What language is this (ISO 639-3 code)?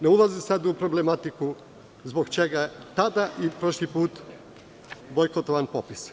srp